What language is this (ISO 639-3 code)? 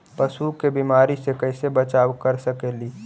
mag